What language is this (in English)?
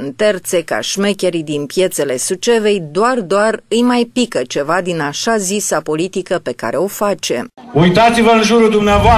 Romanian